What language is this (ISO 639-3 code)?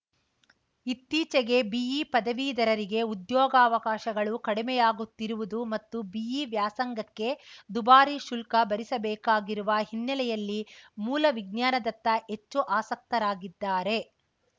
kan